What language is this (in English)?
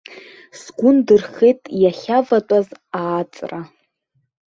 Abkhazian